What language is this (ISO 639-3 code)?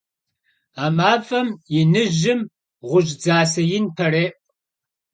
kbd